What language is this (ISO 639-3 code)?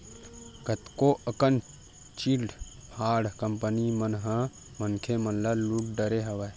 hne